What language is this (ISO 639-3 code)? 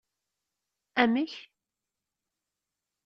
kab